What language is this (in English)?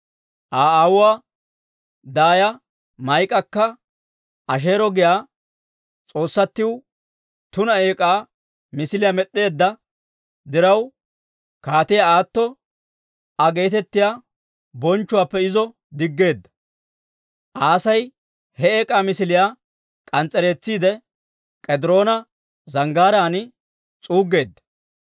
Dawro